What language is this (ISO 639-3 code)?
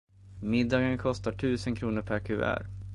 swe